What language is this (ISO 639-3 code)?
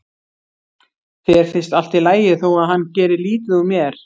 isl